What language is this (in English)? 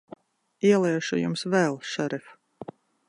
Latvian